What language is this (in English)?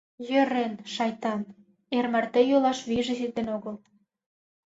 Mari